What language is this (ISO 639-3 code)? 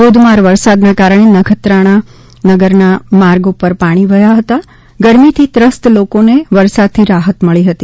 guj